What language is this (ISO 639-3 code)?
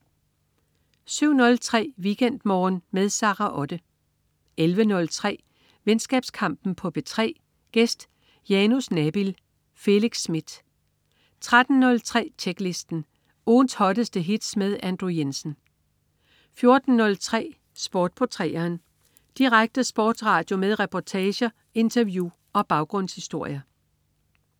dan